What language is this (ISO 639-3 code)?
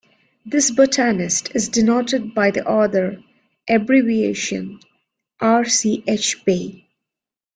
eng